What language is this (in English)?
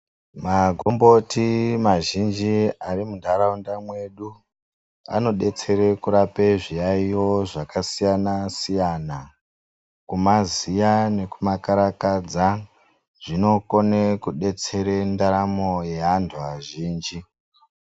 Ndau